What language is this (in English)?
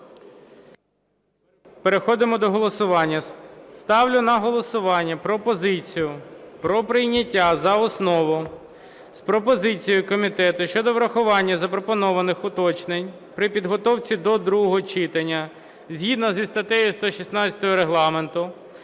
Ukrainian